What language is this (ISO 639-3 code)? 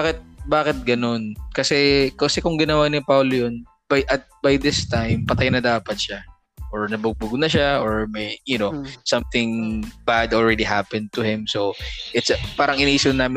fil